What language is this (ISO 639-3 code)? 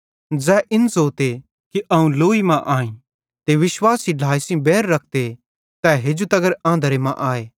bhd